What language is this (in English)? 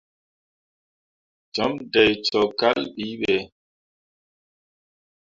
Mundang